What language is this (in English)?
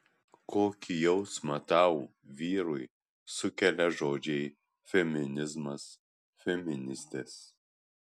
Lithuanian